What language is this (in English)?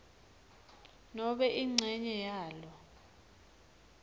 Swati